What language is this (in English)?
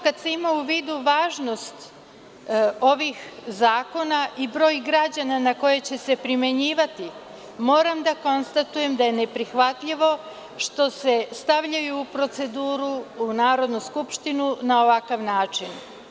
Serbian